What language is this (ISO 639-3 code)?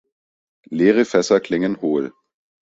deu